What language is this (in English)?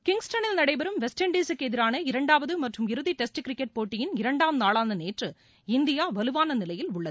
Tamil